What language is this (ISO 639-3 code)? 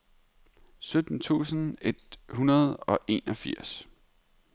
dan